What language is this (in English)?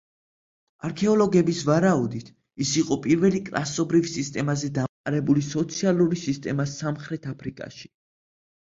Georgian